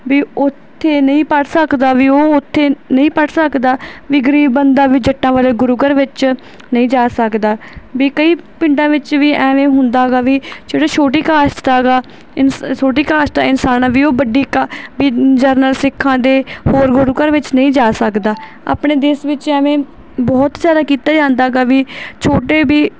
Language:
Punjabi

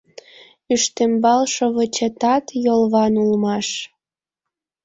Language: Mari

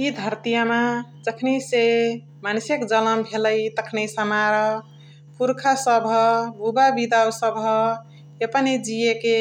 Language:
Chitwania Tharu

